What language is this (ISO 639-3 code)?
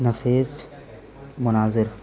urd